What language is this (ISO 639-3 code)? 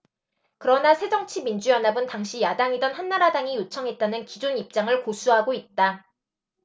kor